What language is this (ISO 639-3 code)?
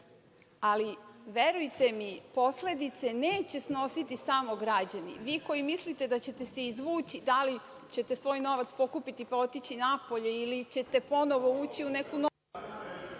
srp